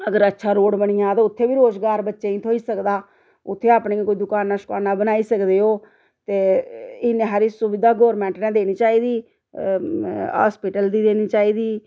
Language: Dogri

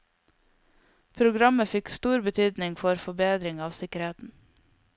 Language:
Norwegian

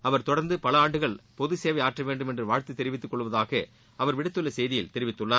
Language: Tamil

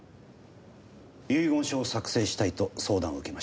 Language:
Japanese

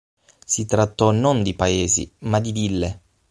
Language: Italian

